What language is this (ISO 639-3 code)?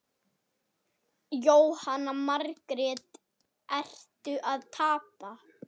isl